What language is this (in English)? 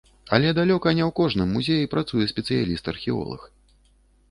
Belarusian